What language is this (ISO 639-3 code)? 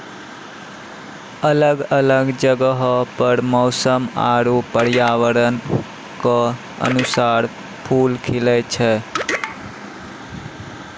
mai